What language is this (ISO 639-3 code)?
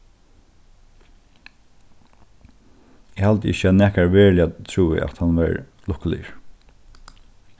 fao